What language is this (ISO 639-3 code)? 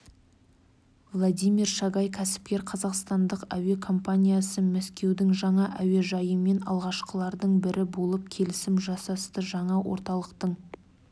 kaz